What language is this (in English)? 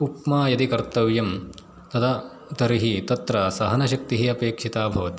Sanskrit